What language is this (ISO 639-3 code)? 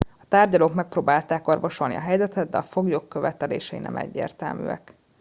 hun